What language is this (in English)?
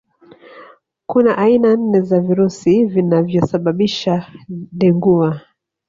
Swahili